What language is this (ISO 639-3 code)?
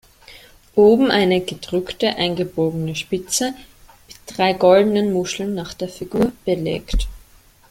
deu